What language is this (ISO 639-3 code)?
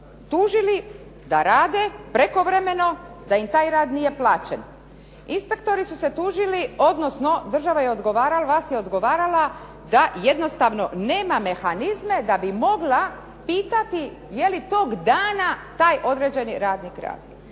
hrv